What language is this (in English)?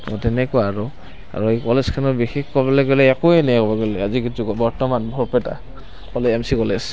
Assamese